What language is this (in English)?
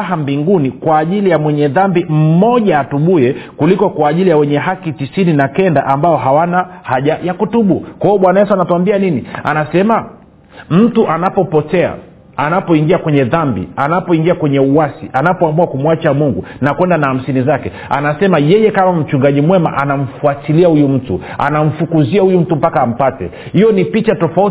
Swahili